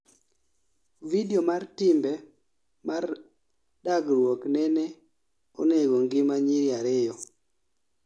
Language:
Luo (Kenya and Tanzania)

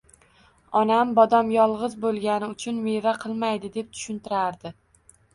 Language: Uzbek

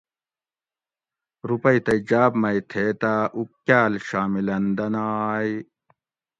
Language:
Gawri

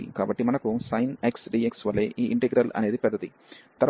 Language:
Telugu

